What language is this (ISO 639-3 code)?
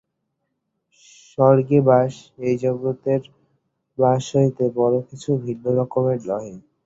ben